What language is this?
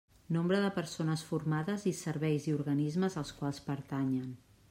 Catalan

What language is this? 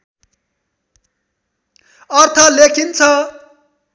Nepali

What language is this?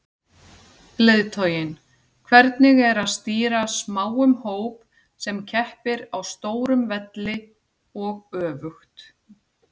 Icelandic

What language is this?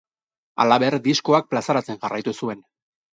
Basque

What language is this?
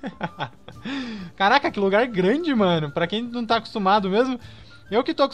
Portuguese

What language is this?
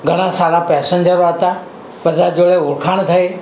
Gujarati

